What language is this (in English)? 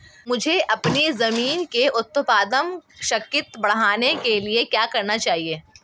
Hindi